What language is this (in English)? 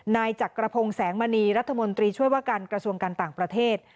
Thai